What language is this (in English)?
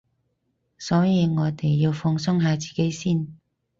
Cantonese